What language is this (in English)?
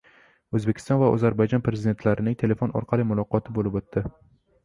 Uzbek